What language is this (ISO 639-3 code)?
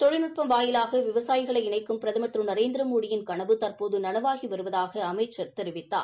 tam